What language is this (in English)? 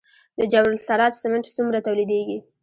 Pashto